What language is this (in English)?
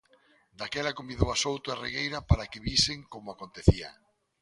Galician